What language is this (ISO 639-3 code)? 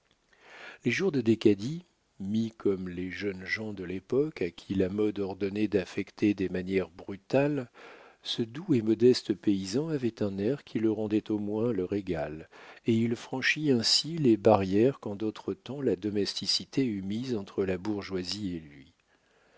fra